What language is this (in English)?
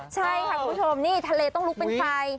Thai